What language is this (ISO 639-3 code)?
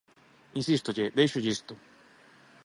glg